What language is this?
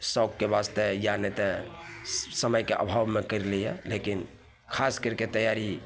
Maithili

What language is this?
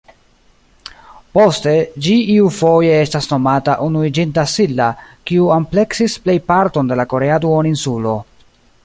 Esperanto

